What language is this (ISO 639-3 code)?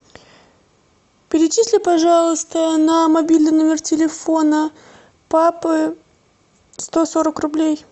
rus